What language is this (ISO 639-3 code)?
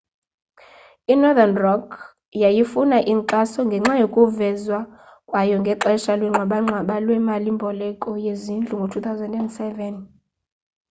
xho